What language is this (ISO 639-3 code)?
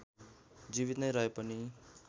nep